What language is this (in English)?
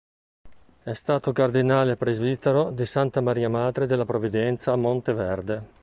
Italian